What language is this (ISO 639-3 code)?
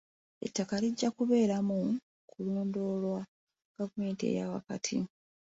lug